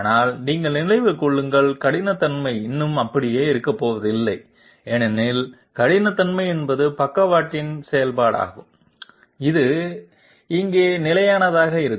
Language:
Tamil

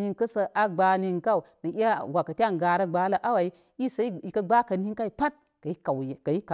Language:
Koma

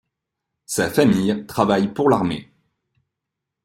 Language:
French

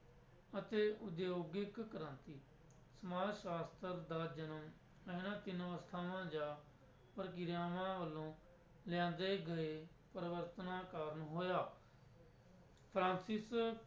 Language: Punjabi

